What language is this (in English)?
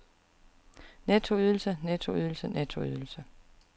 Danish